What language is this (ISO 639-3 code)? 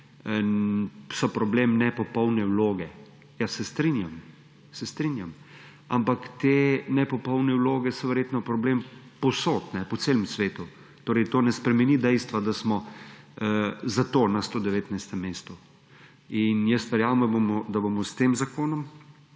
slv